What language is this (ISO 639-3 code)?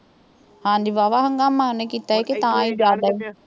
pan